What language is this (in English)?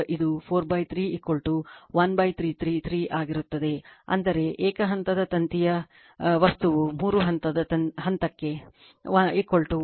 Kannada